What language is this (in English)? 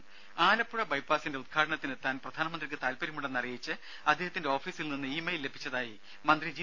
Malayalam